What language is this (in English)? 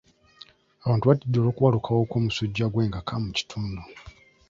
Ganda